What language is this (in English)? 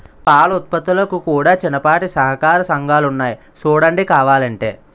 Telugu